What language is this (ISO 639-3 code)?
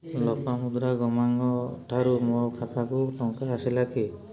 ori